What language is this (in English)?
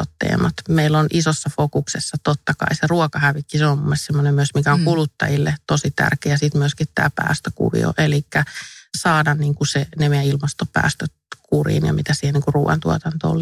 Finnish